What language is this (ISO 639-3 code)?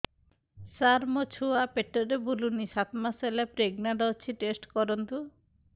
ori